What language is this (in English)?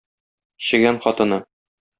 Tatar